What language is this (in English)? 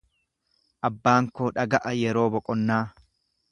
Oromo